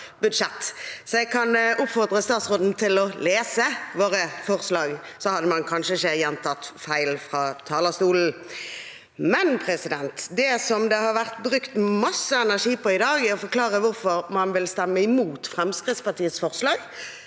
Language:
Norwegian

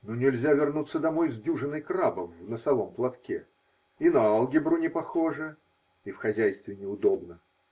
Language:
Russian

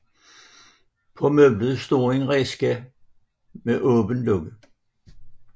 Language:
Danish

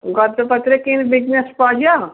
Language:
Odia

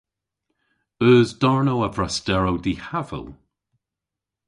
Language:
Cornish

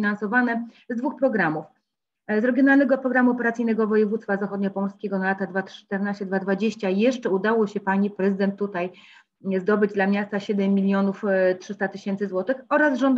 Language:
Polish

